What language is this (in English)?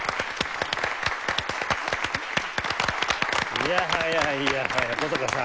Japanese